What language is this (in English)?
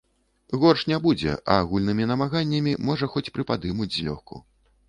Belarusian